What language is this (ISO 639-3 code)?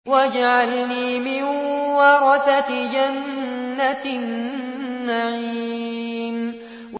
ara